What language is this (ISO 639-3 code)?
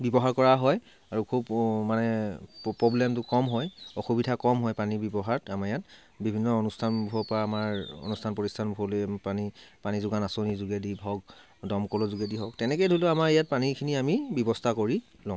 asm